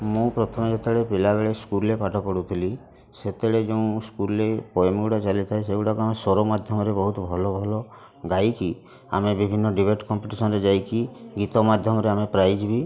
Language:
Odia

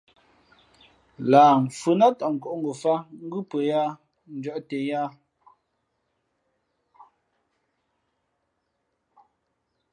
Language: Fe'fe'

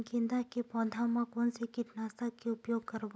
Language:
Chhattisgarhi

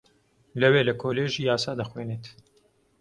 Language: Central Kurdish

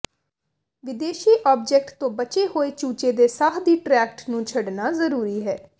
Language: Punjabi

